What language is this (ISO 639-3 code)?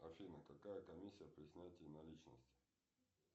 rus